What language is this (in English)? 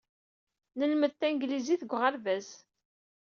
Kabyle